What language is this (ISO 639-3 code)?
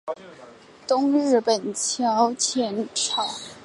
zho